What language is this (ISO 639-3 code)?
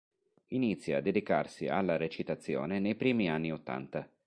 ita